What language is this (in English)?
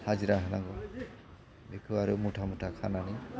Bodo